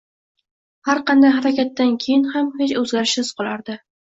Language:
Uzbek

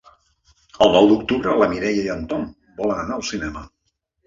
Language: Catalan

